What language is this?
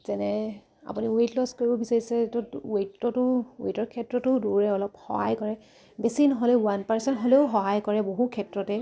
Assamese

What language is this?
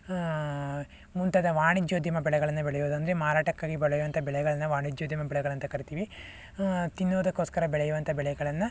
Kannada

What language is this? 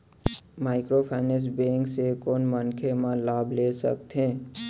Chhattisgarhi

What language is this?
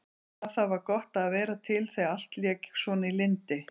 Icelandic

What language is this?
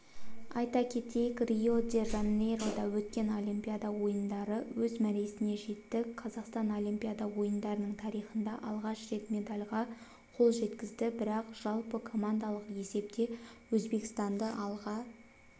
Kazakh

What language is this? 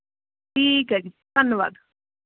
Punjabi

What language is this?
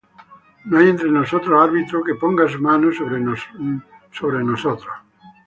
Spanish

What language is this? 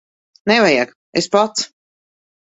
Latvian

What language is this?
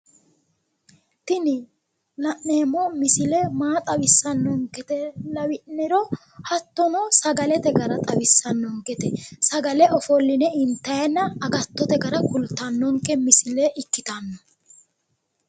Sidamo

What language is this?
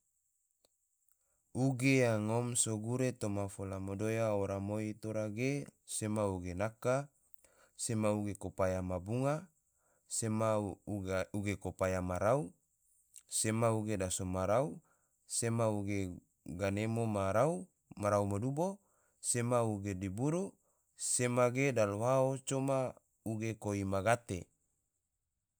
Tidore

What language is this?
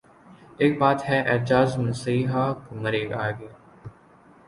Urdu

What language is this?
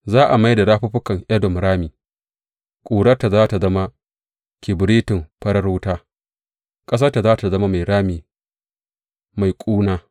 Hausa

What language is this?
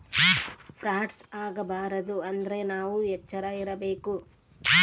Kannada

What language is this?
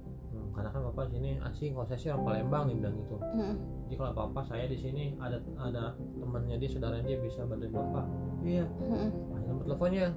Indonesian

